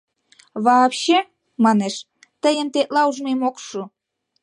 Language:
Mari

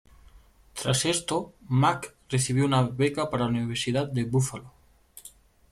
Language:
Spanish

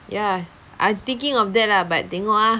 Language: English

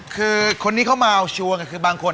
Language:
Thai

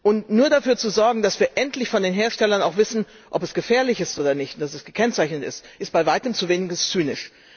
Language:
German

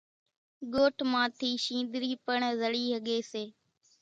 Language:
Kachi Koli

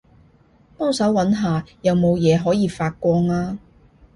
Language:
Cantonese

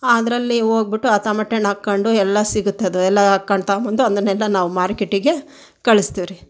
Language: Kannada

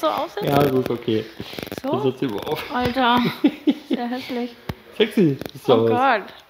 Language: German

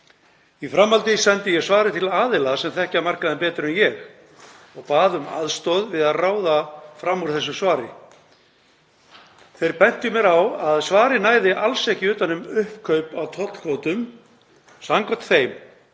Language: Icelandic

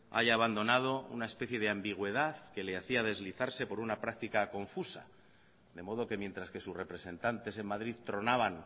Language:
Spanish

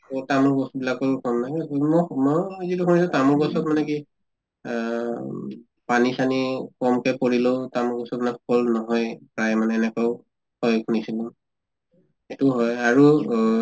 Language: Assamese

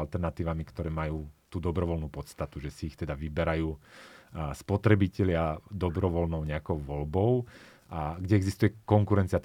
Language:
Slovak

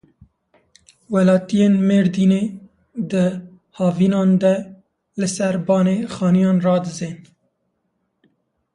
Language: Kurdish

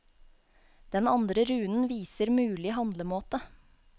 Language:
Norwegian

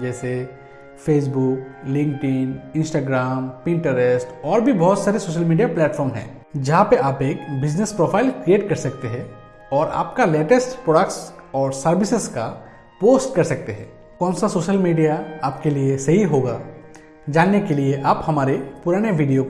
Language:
Hindi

